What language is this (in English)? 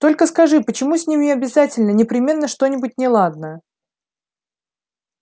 Russian